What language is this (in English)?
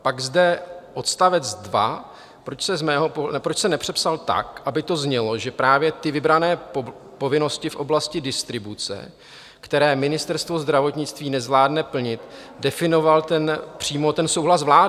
Czech